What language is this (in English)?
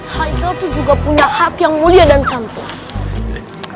Indonesian